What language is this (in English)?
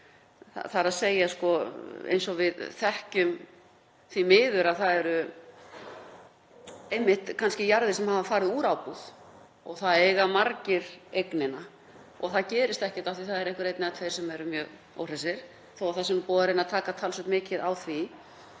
Icelandic